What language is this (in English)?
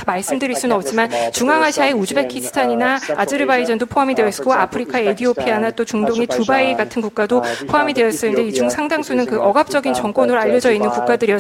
Korean